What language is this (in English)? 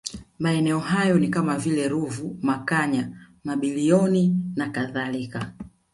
Swahili